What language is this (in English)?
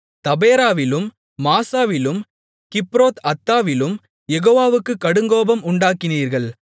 Tamil